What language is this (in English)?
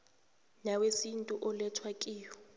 South Ndebele